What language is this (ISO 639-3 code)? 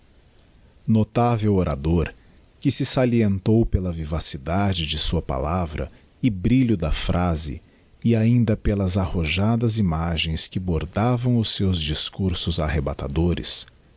por